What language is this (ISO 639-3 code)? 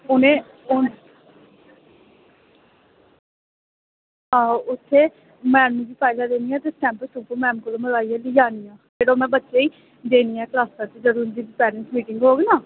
doi